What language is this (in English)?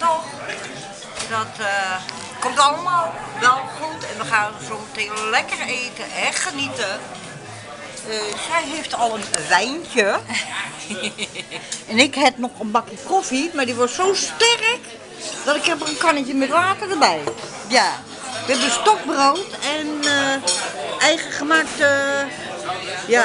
Dutch